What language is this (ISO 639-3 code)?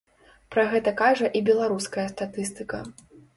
bel